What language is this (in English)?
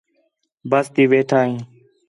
Khetrani